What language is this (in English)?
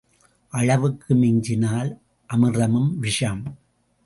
Tamil